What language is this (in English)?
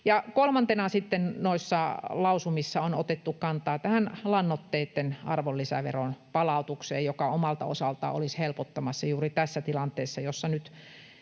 Finnish